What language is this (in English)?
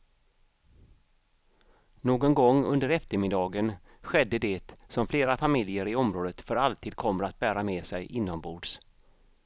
Swedish